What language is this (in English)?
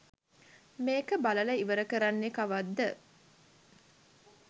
Sinhala